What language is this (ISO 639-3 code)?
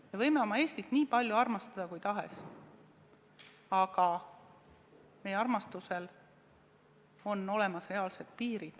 est